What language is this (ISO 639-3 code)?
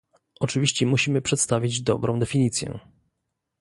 pol